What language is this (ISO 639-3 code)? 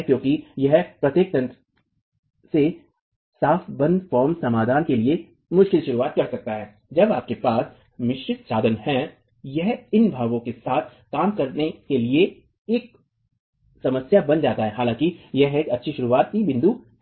hin